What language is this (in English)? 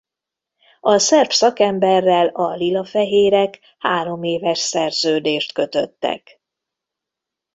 Hungarian